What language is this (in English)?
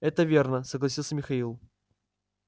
Russian